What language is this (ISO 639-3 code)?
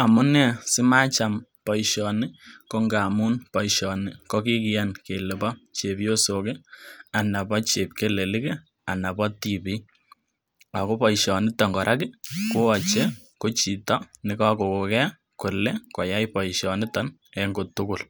kln